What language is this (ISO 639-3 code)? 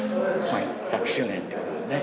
jpn